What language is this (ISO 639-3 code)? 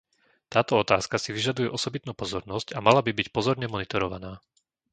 slk